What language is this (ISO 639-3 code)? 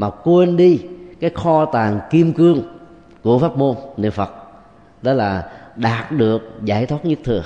vie